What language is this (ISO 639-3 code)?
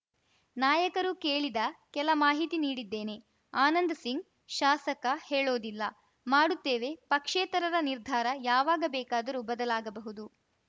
kan